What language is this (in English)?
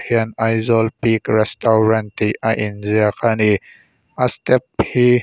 Mizo